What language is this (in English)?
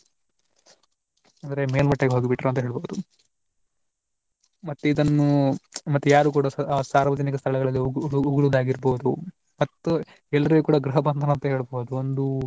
Kannada